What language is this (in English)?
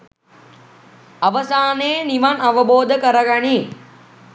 Sinhala